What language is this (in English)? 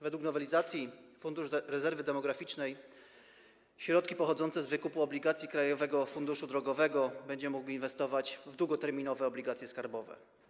Polish